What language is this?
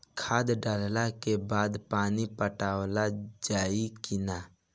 Bhojpuri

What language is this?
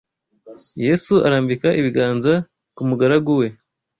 Kinyarwanda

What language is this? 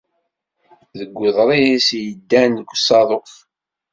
Kabyle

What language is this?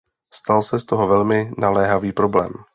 Czech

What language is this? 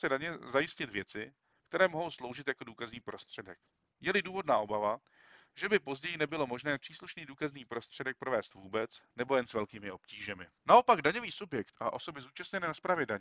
Czech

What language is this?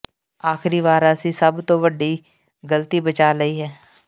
Punjabi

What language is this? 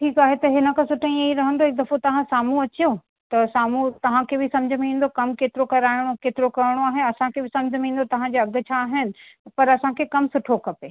Sindhi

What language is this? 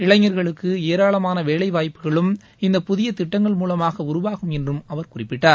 Tamil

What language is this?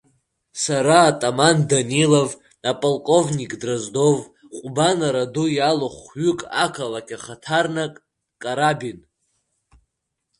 Abkhazian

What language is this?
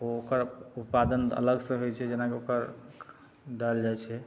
Maithili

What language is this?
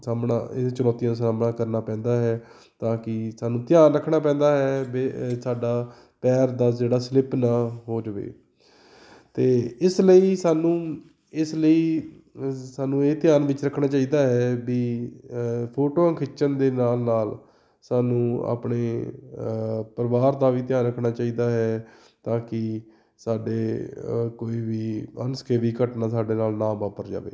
Punjabi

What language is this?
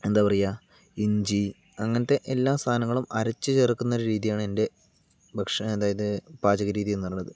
Malayalam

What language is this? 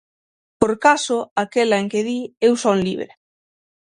Galician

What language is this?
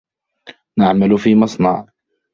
Arabic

